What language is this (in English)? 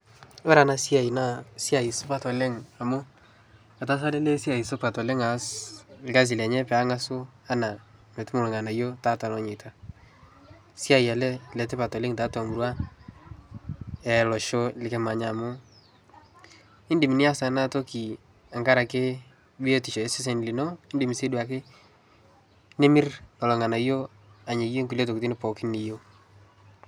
Masai